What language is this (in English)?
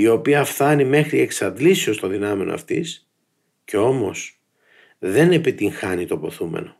Greek